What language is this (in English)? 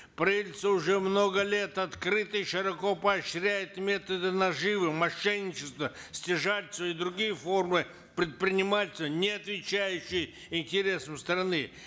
Kazakh